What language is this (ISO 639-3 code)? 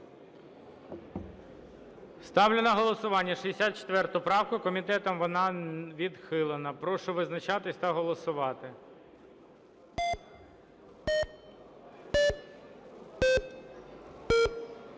ukr